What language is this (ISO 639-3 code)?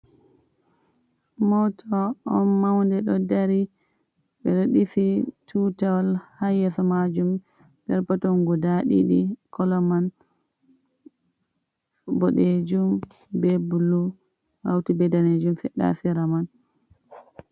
ful